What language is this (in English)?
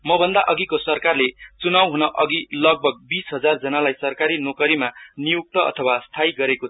Nepali